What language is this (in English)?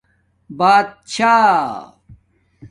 Domaaki